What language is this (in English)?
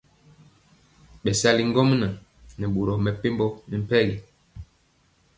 Mpiemo